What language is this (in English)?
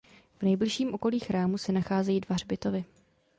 Czech